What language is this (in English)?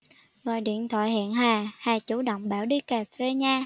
Vietnamese